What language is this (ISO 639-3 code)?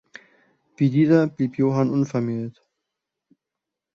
deu